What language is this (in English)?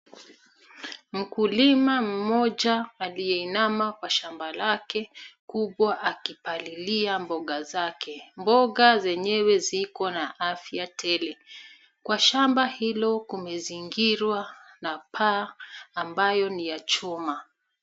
Swahili